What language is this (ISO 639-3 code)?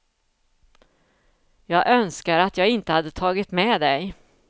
swe